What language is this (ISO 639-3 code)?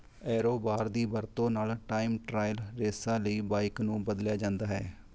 pan